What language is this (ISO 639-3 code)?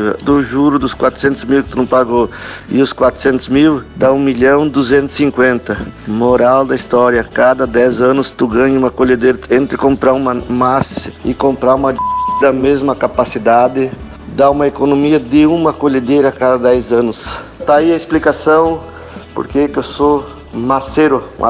por